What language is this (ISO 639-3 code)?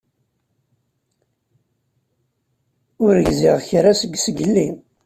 kab